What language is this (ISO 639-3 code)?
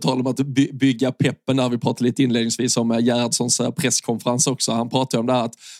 swe